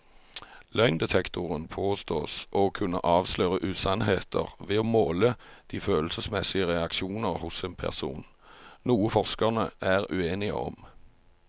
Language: Norwegian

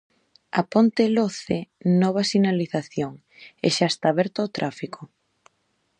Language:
Galician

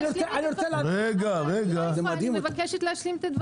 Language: Hebrew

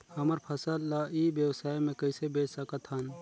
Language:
Chhattisgarhi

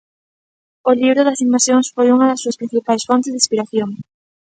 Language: Galician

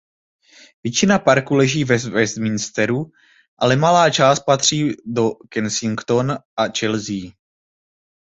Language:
Czech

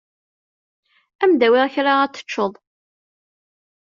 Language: Kabyle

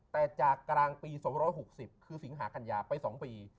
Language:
Thai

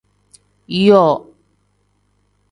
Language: Tem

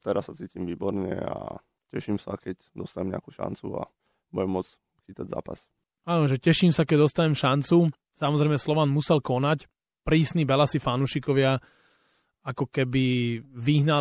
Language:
Slovak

